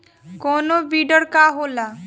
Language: Bhojpuri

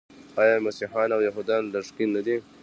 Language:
Pashto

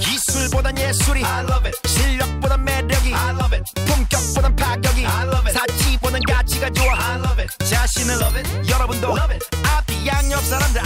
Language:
Korean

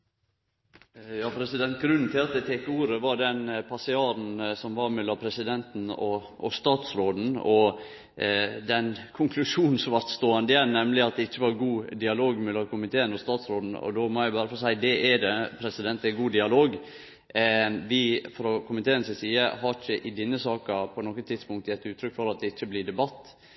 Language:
Norwegian Nynorsk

